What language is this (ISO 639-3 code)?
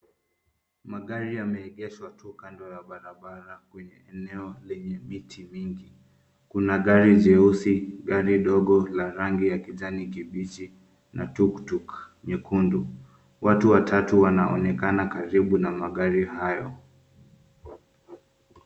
swa